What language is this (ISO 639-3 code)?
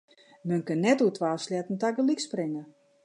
fry